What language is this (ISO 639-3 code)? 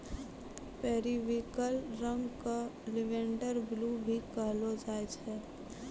mai